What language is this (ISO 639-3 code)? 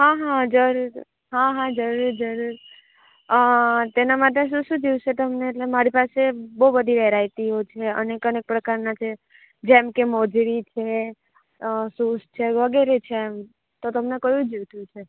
guj